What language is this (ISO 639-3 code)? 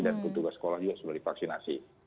ind